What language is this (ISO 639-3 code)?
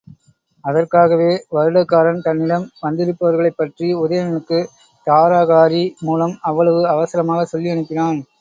tam